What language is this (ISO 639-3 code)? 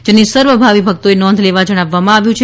guj